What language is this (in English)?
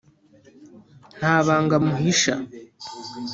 Kinyarwanda